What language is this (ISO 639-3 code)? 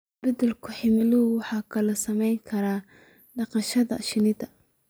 som